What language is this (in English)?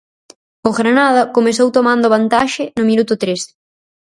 Galician